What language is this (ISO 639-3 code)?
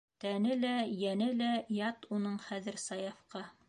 bak